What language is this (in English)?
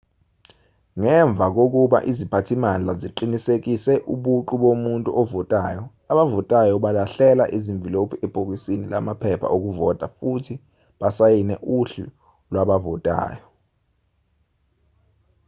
Zulu